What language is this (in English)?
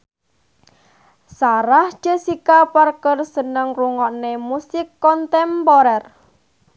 Javanese